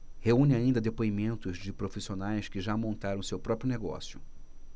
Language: Portuguese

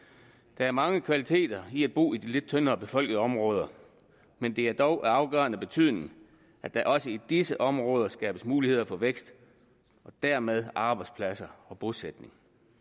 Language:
Danish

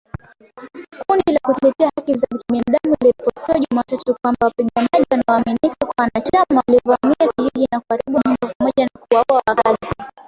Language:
Swahili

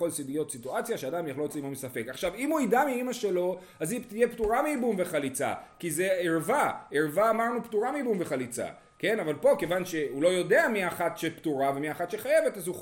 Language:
Hebrew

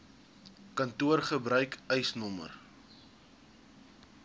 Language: Afrikaans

